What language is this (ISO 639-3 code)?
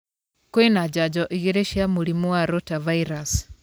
kik